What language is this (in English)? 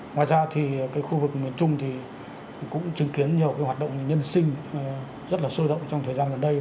Vietnamese